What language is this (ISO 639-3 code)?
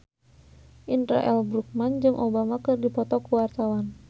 sun